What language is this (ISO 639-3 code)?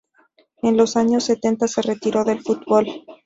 spa